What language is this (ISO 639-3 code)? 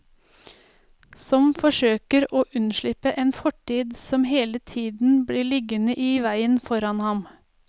nor